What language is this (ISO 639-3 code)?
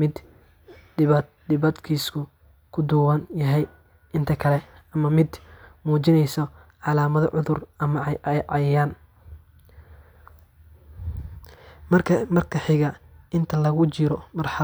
som